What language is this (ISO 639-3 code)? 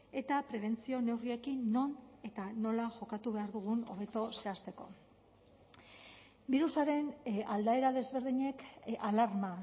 eus